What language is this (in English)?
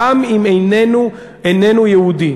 Hebrew